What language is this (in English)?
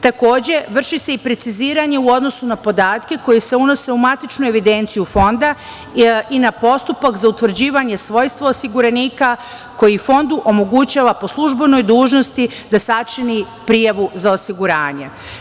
Serbian